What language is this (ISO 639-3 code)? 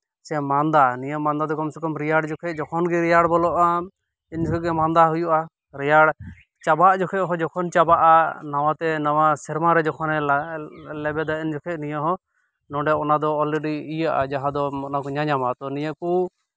sat